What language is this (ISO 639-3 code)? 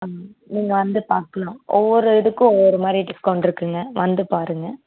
tam